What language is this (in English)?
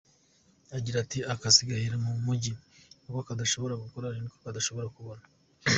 Kinyarwanda